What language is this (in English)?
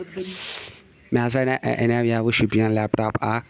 Kashmiri